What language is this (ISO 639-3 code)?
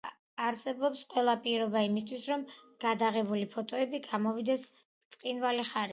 kat